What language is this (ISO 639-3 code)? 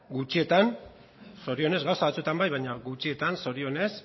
eus